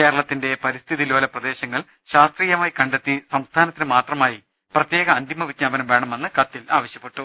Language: Malayalam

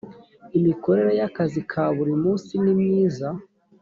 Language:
Kinyarwanda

